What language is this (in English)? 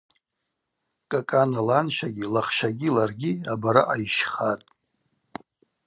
Abaza